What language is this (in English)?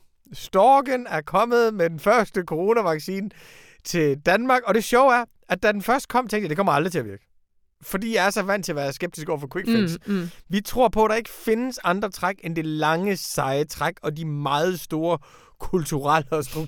Danish